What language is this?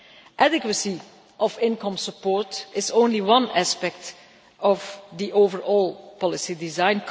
English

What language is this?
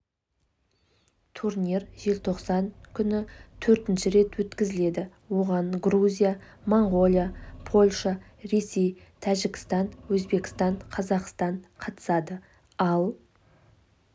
Kazakh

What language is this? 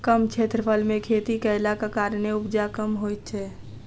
Maithili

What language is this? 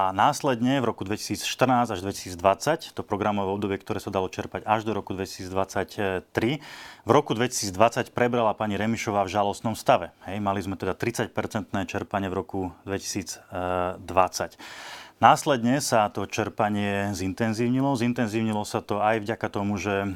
Slovak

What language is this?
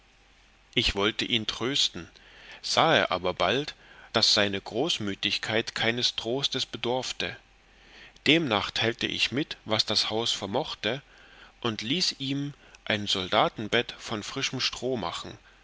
German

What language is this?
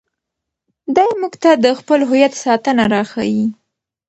Pashto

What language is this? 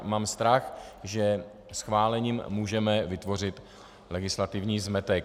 Czech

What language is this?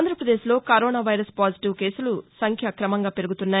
Telugu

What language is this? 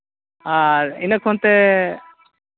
Santali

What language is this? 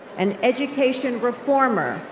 English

